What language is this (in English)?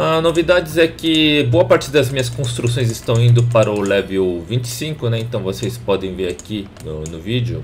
Portuguese